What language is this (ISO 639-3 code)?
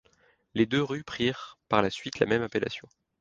fra